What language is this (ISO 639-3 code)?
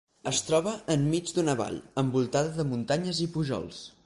cat